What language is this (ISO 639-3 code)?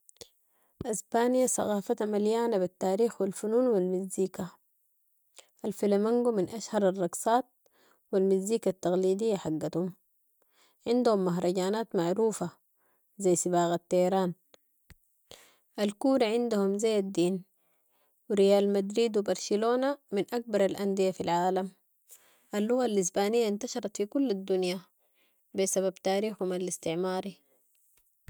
apd